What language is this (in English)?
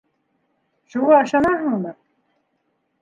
Bashkir